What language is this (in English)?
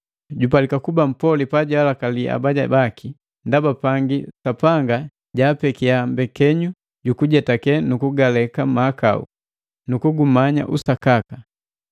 Matengo